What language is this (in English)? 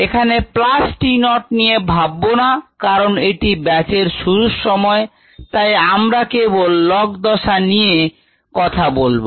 Bangla